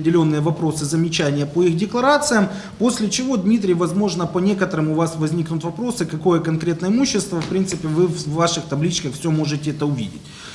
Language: Russian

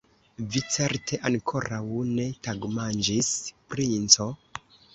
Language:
Esperanto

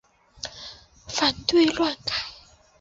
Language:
Chinese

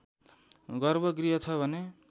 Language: Nepali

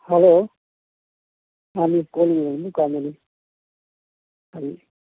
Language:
Manipuri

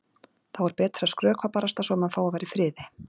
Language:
Icelandic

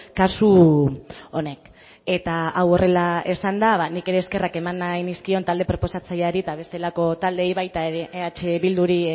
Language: Basque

